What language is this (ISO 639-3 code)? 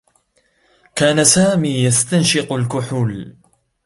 ara